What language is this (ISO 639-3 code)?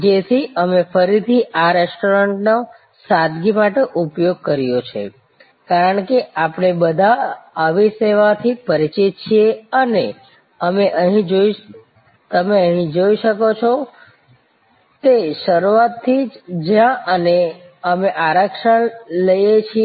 guj